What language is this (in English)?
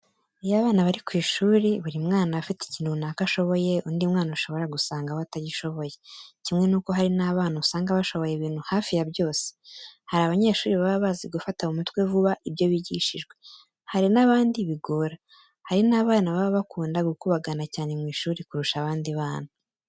Kinyarwanda